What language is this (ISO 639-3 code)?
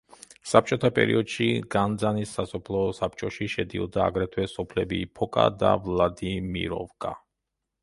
kat